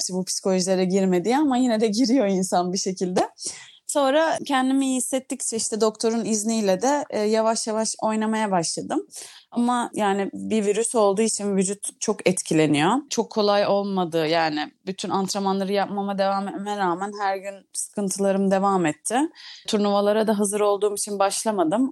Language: Turkish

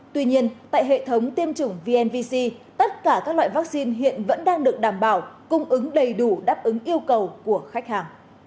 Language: Vietnamese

